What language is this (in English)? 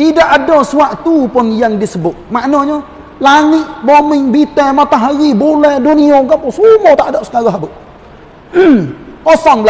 Malay